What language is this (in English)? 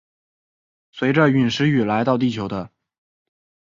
Chinese